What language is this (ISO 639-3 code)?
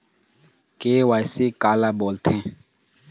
hne